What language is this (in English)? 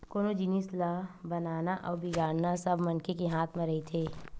Chhattisgarhi